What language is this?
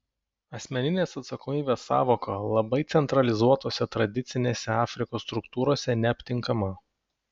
Lithuanian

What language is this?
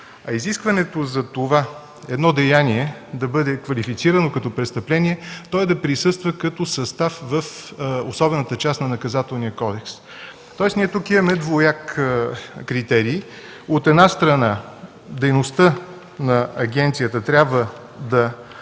Bulgarian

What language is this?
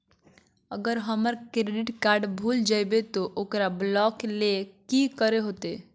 Magahi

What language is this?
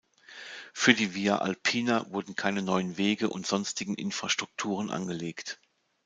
German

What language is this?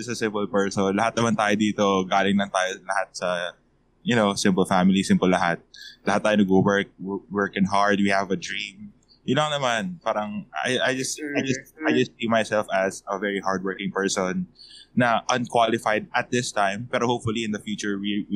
Filipino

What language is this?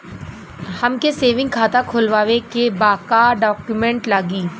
Bhojpuri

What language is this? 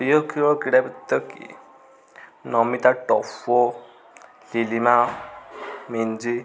Odia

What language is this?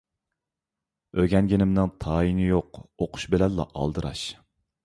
Uyghur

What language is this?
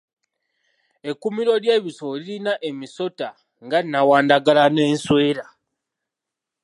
Ganda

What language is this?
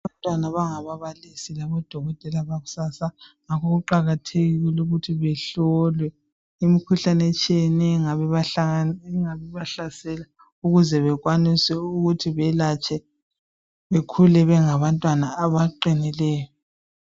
North Ndebele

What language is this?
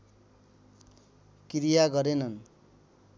Nepali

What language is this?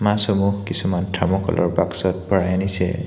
Assamese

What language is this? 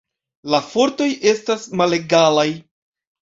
Esperanto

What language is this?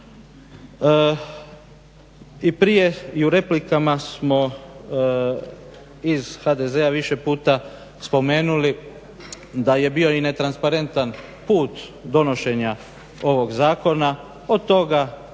Croatian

